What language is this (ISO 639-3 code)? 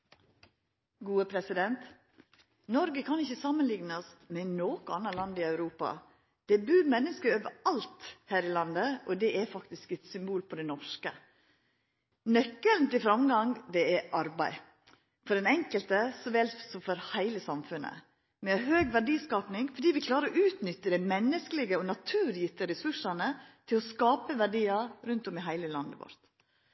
nno